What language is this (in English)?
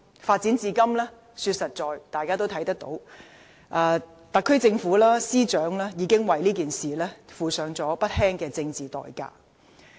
Cantonese